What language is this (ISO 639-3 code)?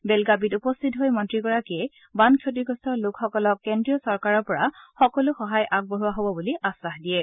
asm